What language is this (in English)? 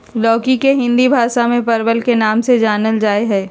Magahi